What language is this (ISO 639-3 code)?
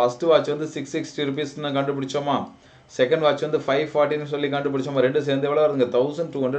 hin